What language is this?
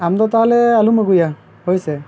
Santali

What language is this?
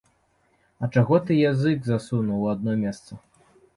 Belarusian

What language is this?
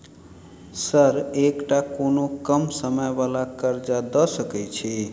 Maithili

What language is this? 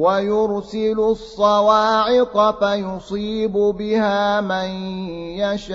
Arabic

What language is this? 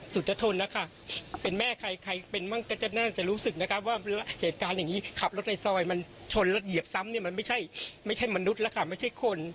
Thai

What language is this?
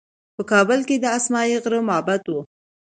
Pashto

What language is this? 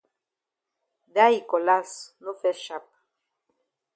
Cameroon Pidgin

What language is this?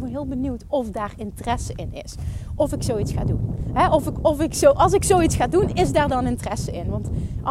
Dutch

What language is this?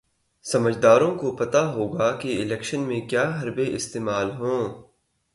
Urdu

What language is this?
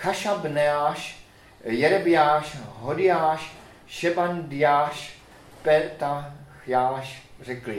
Czech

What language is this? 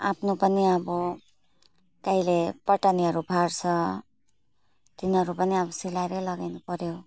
Nepali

